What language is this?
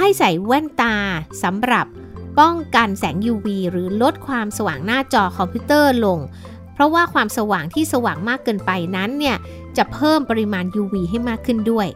Thai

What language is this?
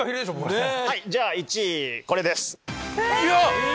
Japanese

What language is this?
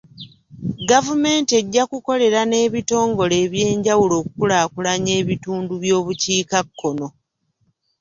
Ganda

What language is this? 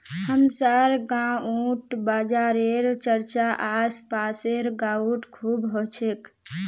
Magahi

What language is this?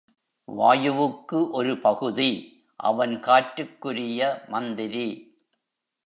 Tamil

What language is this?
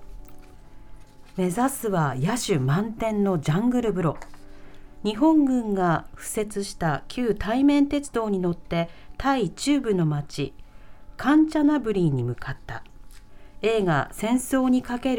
Japanese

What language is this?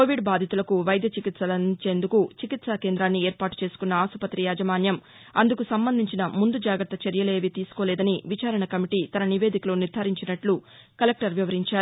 Telugu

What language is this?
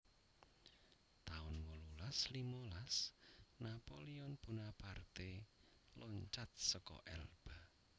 Javanese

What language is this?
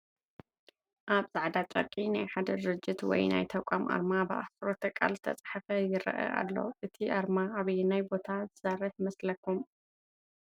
Tigrinya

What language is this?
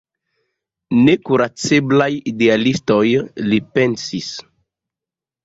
Esperanto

